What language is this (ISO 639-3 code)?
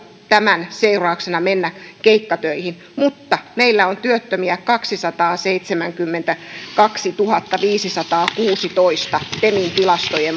fin